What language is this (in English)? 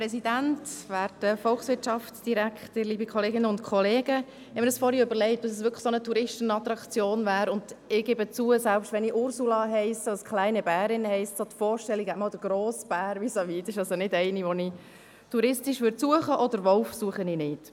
Swiss German